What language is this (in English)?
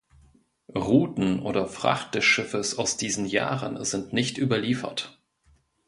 German